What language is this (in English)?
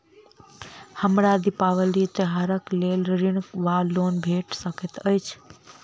Maithili